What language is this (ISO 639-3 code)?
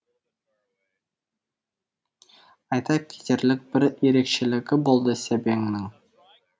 kaz